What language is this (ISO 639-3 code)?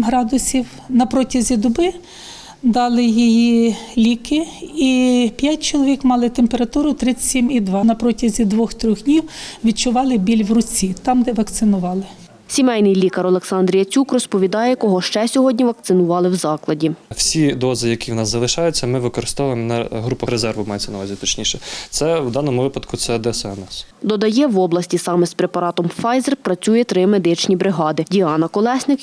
ukr